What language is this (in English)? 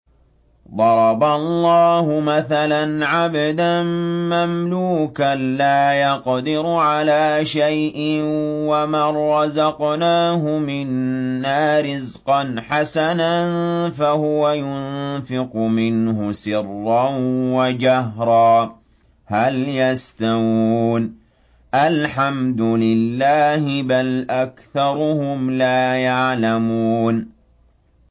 Arabic